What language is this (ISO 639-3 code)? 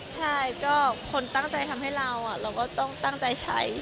tha